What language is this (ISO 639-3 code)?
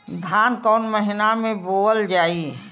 bho